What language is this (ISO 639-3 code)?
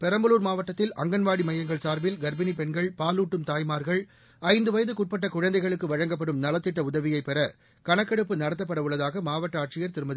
tam